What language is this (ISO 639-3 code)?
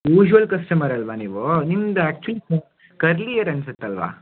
kan